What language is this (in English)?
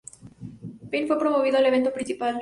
Spanish